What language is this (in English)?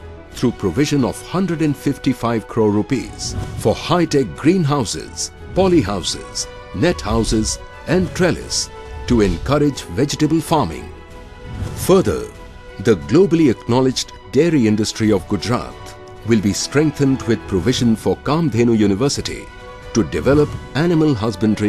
English